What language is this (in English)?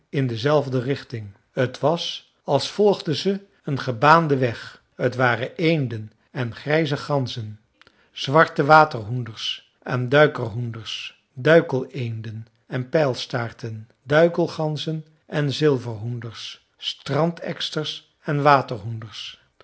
Dutch